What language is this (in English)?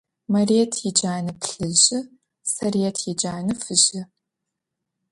Adyghe